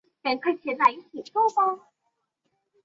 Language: Chinese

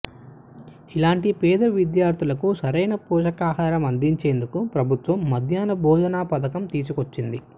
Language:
Telugu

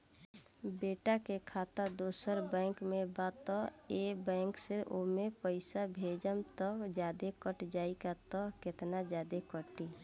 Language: Bhojpuri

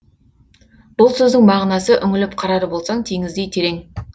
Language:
Kazakh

